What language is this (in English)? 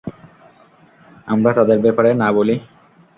Bangla